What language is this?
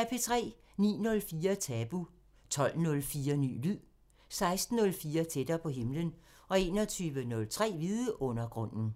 Danish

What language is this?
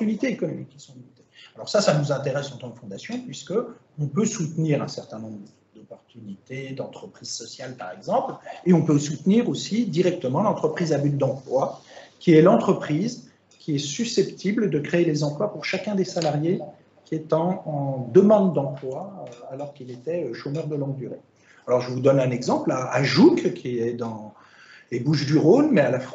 French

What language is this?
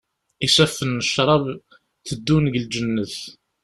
Kabyle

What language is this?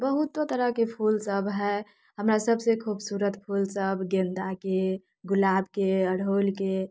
Maithili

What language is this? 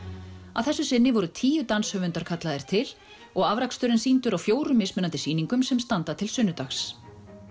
Icelandic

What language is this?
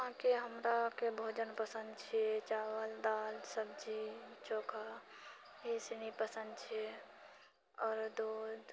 Maithili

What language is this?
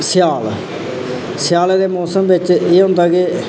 Dogri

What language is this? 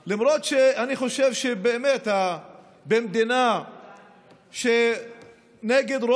Hebrew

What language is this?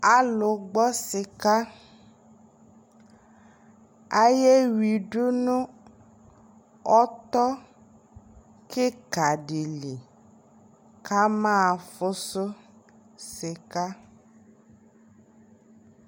Ikposo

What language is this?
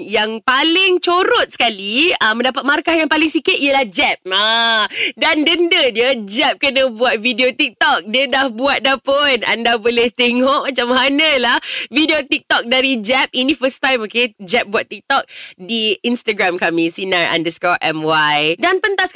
Malay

